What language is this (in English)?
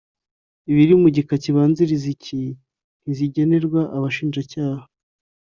Kinyarwanda